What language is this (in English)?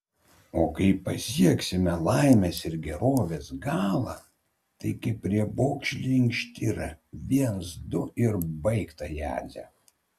Lithuanian